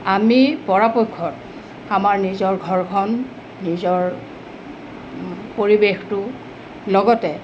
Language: Assamese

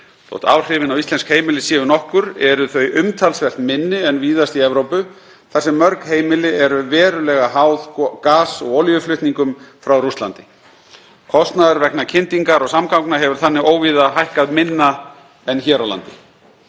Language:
Icelandic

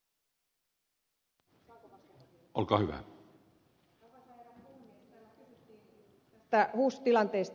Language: Finnish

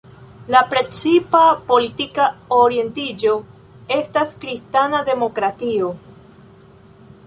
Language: Esperanto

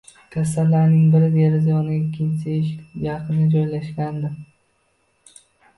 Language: Uzbek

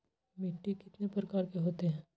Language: Magahi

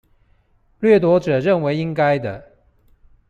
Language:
Chinese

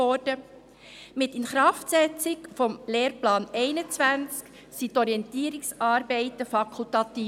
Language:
Swiss German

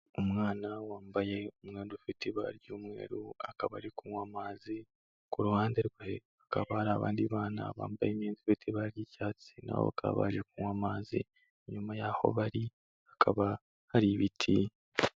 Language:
Kinyarwanda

